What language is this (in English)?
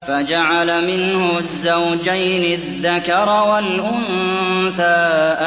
Arabic